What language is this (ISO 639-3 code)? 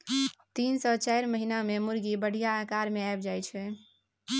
mai